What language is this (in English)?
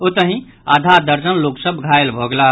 Maithili